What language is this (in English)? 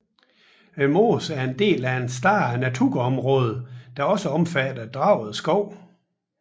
Danish